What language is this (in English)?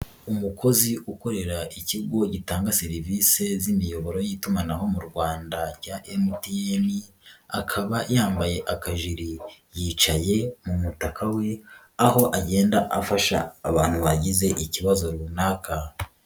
Kinyarwanda